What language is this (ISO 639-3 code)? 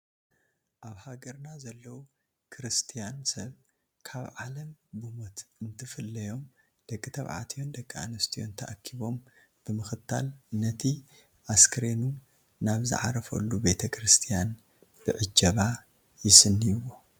tir